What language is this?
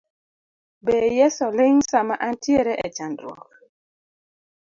Luo (Kenya and Tanzania)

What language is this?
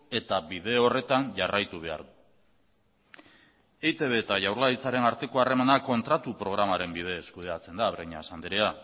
Basque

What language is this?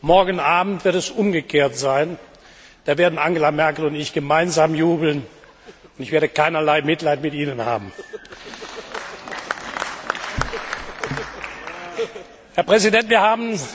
German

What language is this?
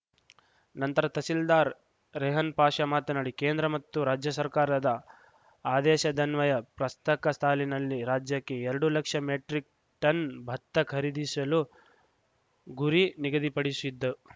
Kannada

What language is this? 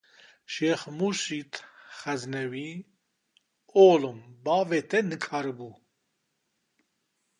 Kurdish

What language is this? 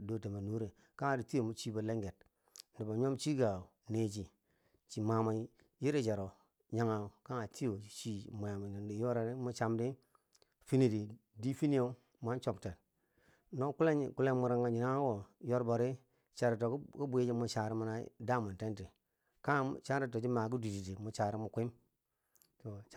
Bangwinji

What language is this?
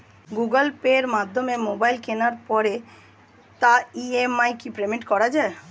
Bangla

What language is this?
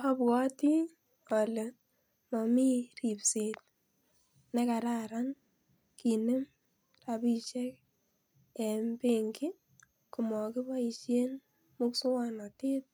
Kalenjin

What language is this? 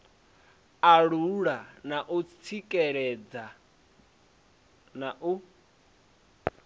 Venda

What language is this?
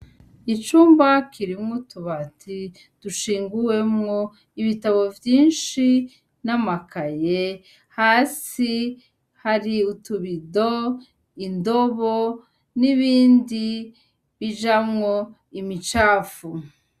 Rundi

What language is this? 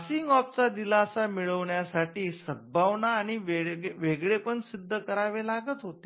Marathi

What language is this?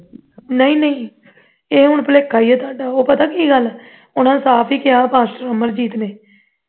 Punjabi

